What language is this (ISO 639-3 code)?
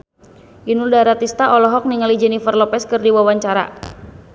sun